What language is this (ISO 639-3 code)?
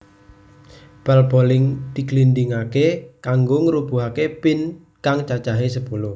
jav